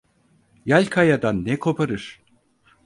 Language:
Turkish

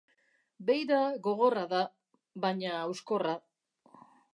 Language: Basque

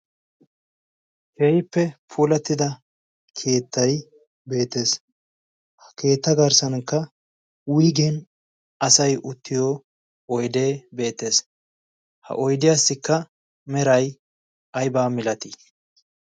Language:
Wolaytta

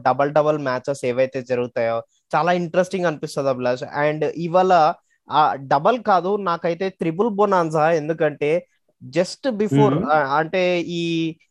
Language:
Telugu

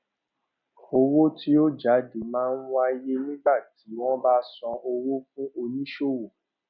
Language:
Yoruba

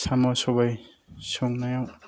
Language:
Bodo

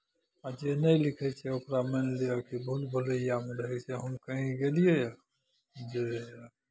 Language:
Maithili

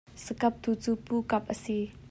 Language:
Hakha Chin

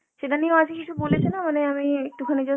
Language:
Bangla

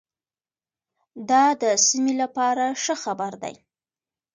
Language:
Pashto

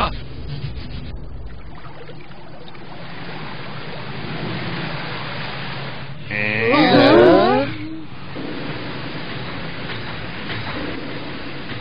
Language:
Arabic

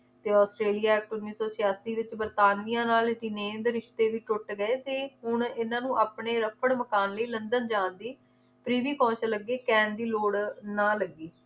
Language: Punjabi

